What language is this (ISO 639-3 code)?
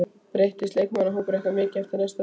isl